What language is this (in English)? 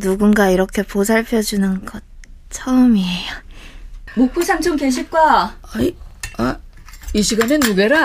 Korean